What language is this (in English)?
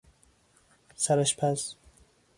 Persian